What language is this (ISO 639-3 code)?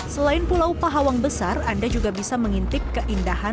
ind